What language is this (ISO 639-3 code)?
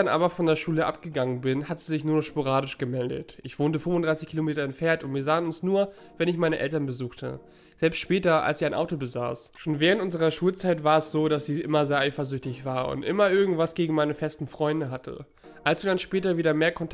deu